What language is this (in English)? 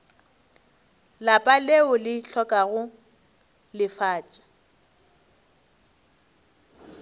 Northern Sotho